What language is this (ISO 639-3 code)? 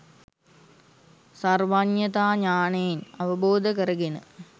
sin